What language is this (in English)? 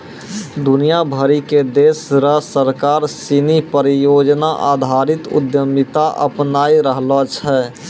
Maithili